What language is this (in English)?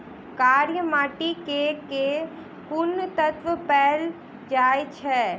Maithili